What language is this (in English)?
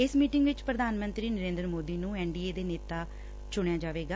Punjabi